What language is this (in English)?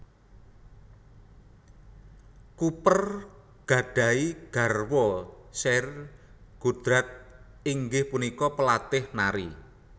Javanese